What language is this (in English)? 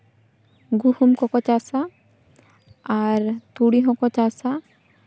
Santali